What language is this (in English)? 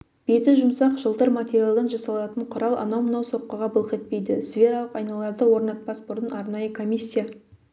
Kazakh